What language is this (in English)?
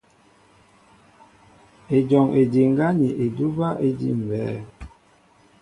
Mbo (Cameroon)